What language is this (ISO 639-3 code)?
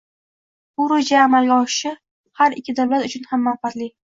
uzb